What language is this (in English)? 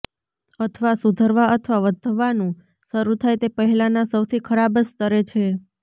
Gujarati